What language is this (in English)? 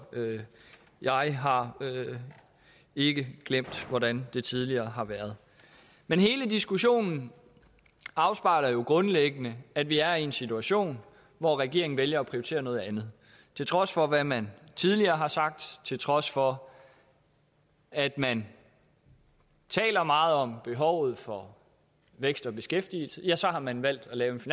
Danish